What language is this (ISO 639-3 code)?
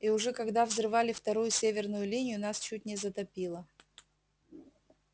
rus